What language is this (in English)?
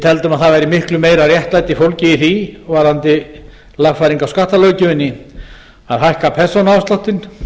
Icelandic